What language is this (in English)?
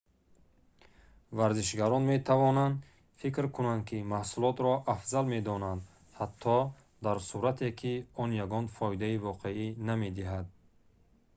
Tajik